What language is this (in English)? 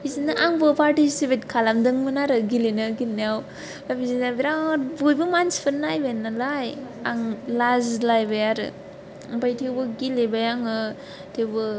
Bodo